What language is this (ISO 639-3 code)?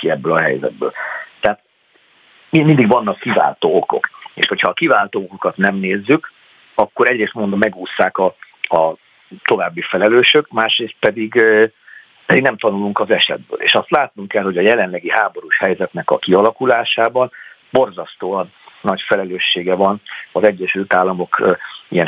hun